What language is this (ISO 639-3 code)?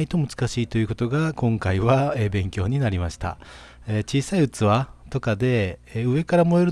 jpn